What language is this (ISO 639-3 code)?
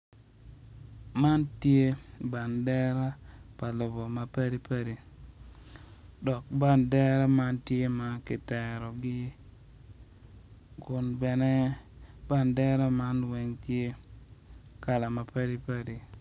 ach